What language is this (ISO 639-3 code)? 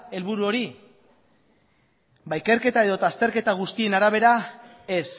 eus